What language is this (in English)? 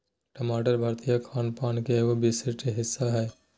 Magahi